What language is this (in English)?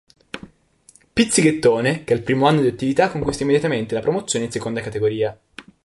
Italian